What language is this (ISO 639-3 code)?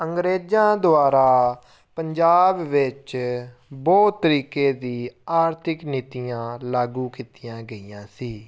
pan